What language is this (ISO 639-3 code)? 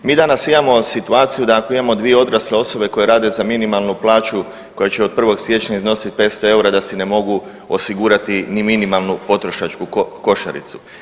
hrv